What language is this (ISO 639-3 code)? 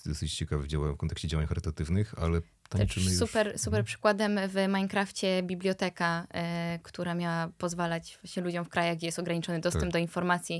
pol